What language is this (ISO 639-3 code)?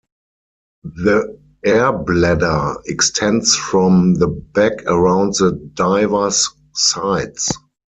eng